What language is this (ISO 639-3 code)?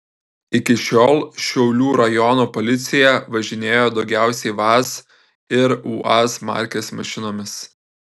lit